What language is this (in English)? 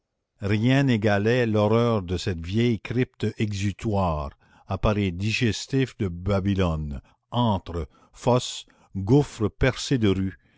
French